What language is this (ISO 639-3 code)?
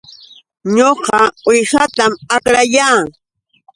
qux